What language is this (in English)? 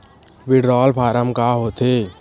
Chhattisgarhi